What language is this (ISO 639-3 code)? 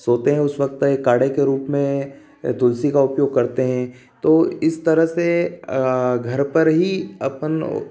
hin